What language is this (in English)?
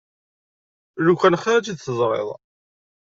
Kabyle